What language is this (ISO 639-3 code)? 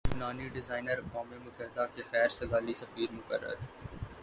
urd